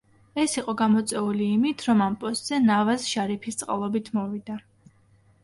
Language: Georgian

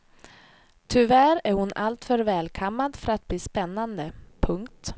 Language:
Swedish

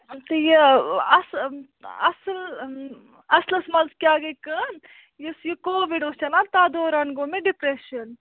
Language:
Kashmiri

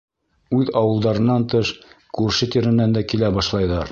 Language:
Bashkir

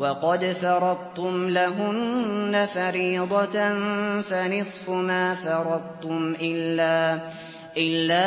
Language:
Arabic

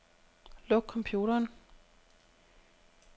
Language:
Danish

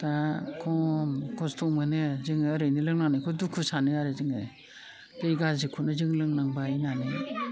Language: Bodo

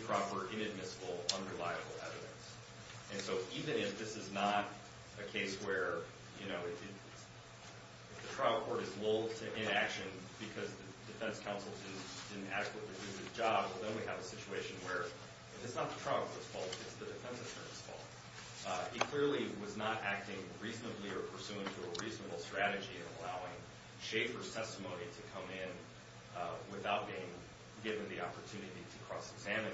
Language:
English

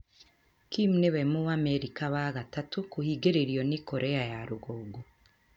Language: Kikuyu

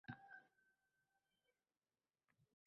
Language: Uzbek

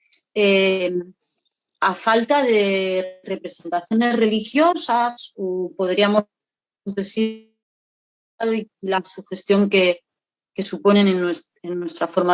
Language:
Spanish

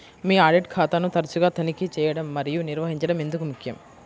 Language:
Telugu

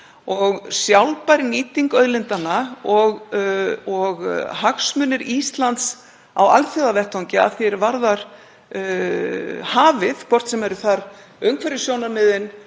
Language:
Icelandic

